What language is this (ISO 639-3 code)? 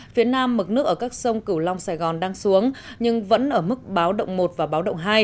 vie